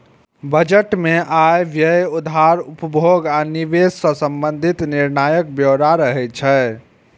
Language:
Maithili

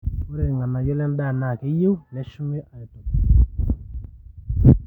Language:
Masai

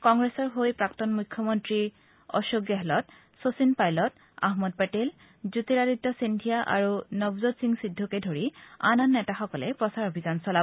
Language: Assamese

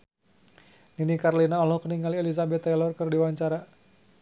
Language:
Sundanese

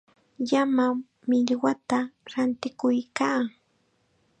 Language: Chiquián Ancash Quechua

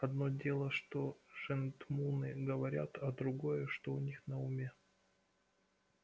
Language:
Russian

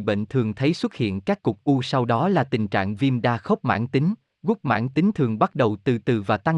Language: Vietnamese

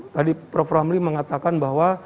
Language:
Indonesian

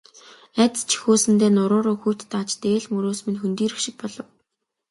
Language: Mongolian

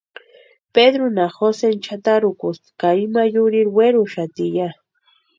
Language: Western Highland Purepecha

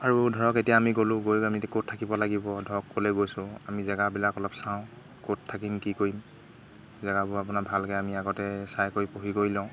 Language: Assamese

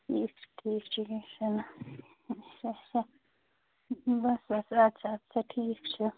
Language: Kashmiri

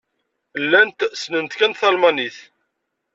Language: Kabyle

